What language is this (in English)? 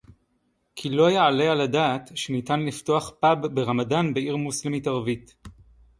Hebrew